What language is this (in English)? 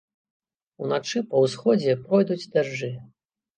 Belarusian